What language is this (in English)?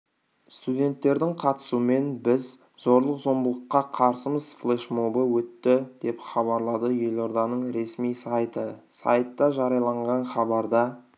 Kazakh